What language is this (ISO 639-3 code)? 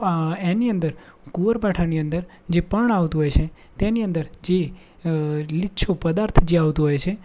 guj